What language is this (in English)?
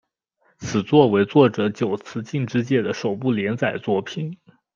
Chinese